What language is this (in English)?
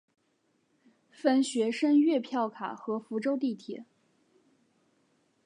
Chinese